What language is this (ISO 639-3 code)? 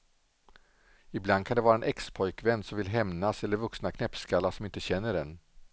swe